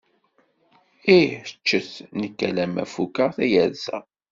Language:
Kabyle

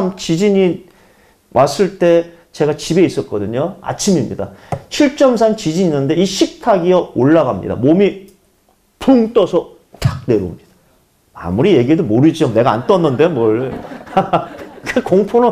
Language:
Korean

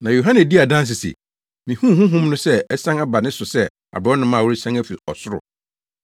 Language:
Akan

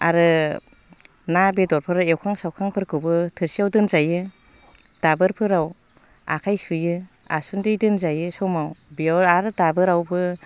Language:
Bodo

